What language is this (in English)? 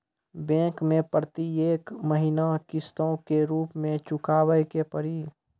Maithili